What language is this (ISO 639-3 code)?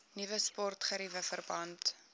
afr